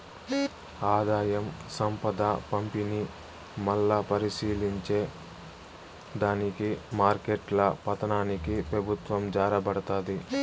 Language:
Telugu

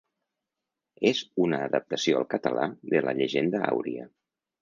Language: Catalan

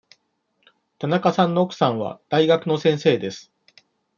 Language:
Japanese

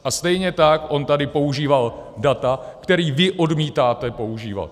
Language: Czech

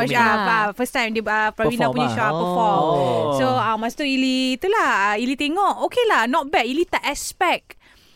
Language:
Malay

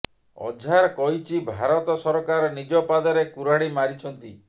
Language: Odia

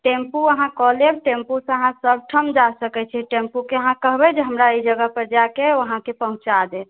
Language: Maithili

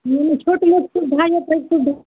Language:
Maithili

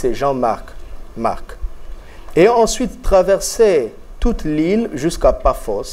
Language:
French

